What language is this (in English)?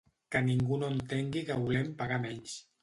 Catalan